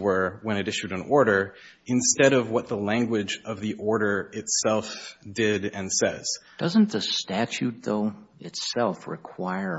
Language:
English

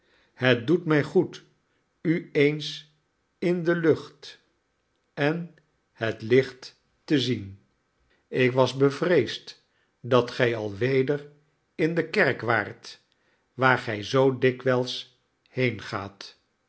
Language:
Dutch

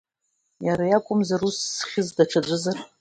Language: Abkhazian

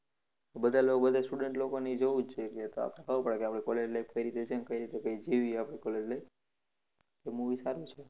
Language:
Gujarati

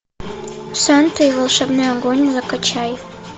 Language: Russian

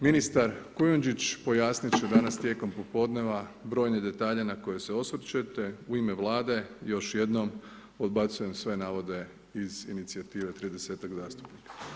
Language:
Croatian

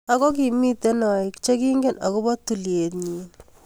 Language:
Kalenjin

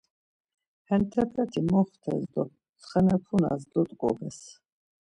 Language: Laz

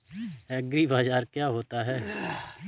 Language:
Hindi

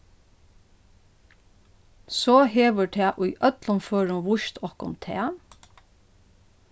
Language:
Faroese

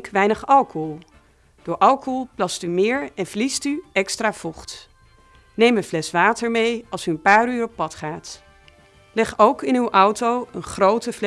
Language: Dutch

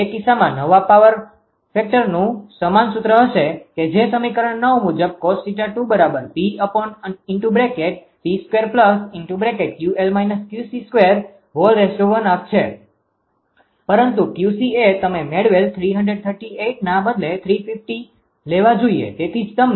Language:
Gujarati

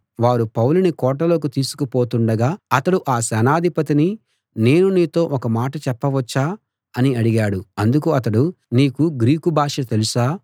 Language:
Telugu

